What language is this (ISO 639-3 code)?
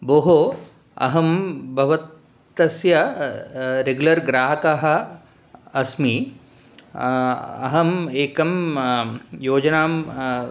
san